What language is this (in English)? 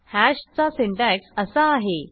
Marathi